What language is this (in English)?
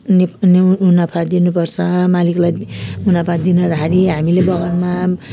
Nepali